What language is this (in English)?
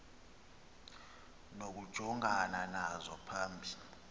Xhosa